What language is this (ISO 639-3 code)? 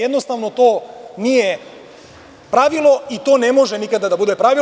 srp